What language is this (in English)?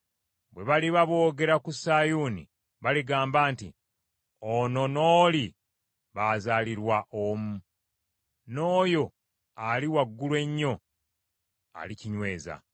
Ganda